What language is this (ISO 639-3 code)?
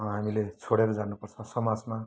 nep